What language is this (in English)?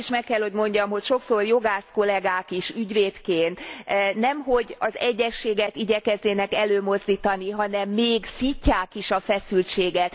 Hungarian